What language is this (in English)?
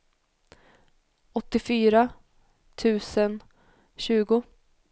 Swedish